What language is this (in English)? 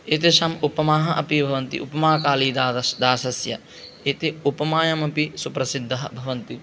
Sanskrit